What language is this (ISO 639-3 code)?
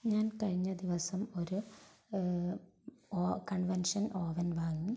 mal